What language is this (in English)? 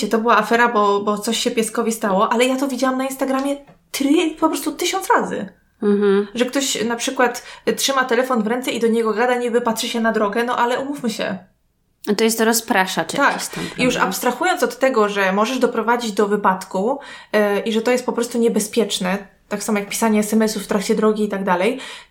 Polish